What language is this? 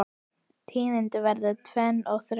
Icelandic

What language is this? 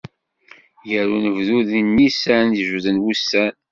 Kabyle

